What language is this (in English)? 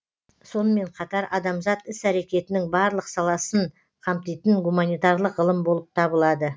Kazakh